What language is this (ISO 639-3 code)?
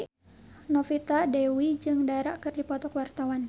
sun